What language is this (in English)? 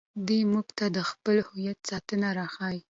Pashto